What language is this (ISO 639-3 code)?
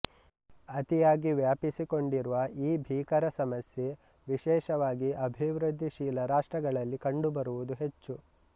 kan